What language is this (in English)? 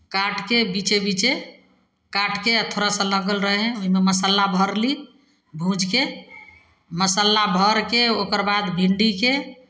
Maithili